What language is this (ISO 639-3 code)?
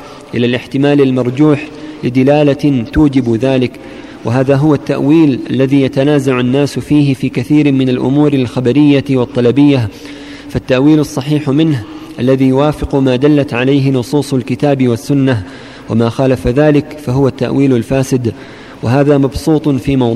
ara